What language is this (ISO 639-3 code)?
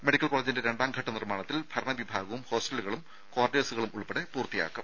mal